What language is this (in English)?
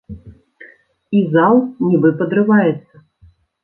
Belarusian